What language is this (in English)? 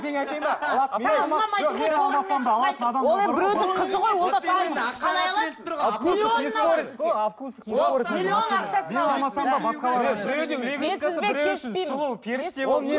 Kazakh